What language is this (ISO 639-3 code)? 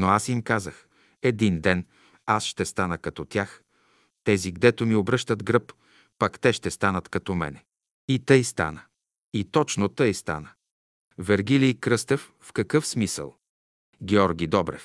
bul